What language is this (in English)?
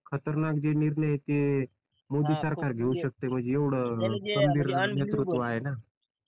Marathi